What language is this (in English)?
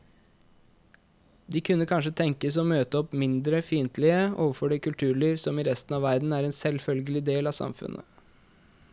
Norwegian